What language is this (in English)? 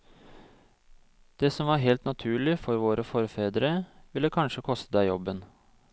Norwegian